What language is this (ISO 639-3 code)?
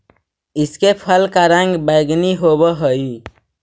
mag